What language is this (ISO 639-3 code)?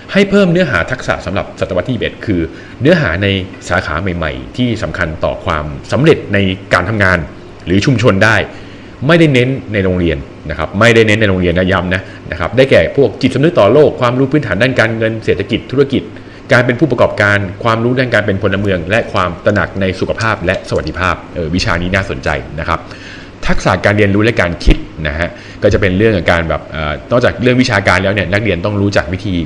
tha